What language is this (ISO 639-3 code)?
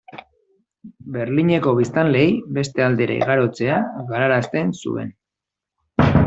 eus